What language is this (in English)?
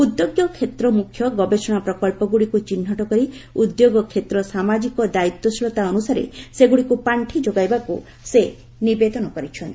Odia